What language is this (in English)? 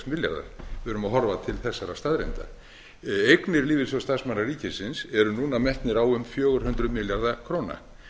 Icelandic